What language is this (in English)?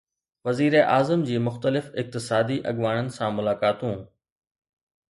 Sindhi